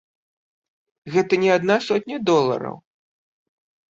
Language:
Belarusian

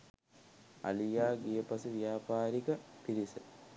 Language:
Sinhala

